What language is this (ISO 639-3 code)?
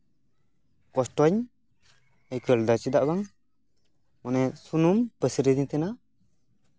sat